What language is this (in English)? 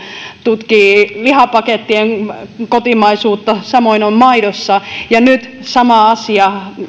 Finnish